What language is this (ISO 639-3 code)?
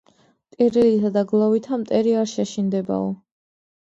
kat